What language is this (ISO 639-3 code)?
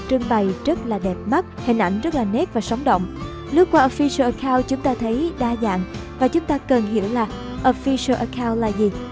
vie